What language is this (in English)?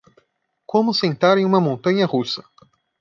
Portuguese